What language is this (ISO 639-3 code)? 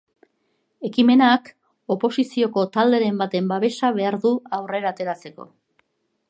eus